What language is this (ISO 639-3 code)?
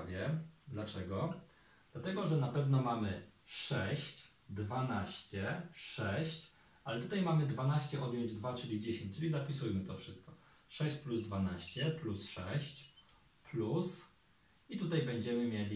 pol